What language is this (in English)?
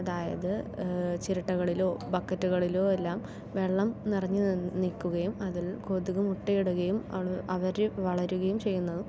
Malayalam